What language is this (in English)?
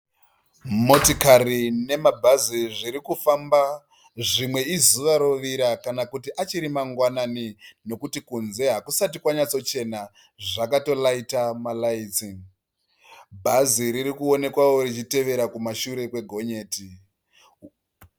Shona